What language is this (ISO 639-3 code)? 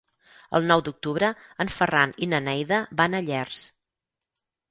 cat